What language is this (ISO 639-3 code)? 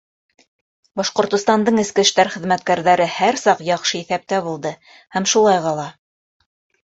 bak